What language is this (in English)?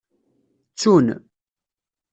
Kabyle